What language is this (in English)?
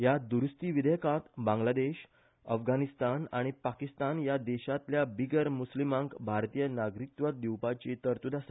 Konkani